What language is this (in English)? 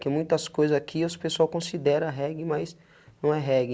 Portuguese